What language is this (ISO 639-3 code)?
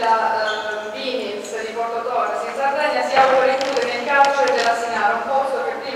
ita